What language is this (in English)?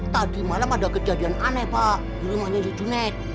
Indonesian